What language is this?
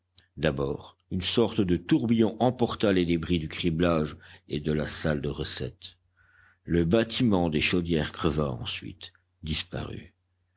French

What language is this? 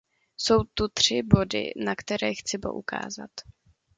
Czech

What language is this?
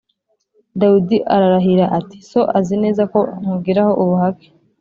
Kinyarwanda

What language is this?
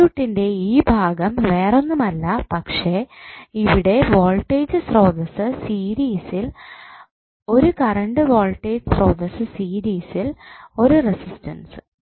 Malayalam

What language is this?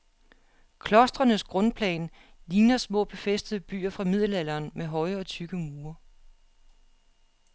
Danish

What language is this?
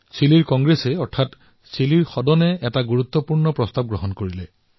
Assamese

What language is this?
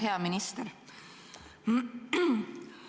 Estonian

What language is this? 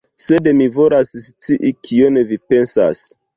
Esperanto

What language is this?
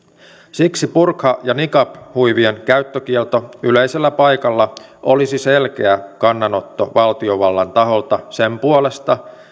Finnish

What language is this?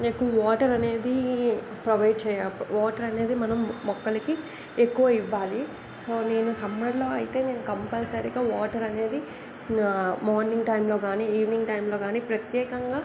Telugu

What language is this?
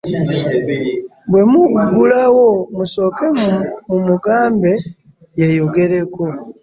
Ganda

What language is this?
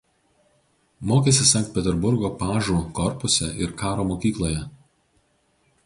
Lithuanian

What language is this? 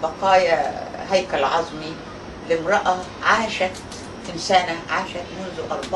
Arabic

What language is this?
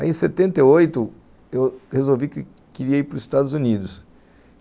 Portuguese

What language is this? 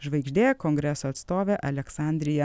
Lithuanian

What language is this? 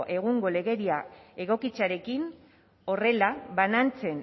Basque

